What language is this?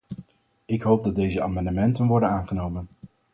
Dutch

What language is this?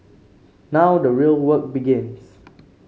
English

